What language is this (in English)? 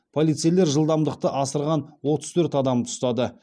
Kazakh